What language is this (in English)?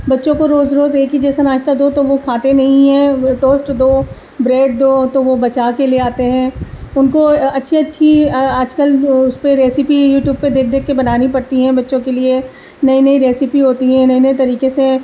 Urdu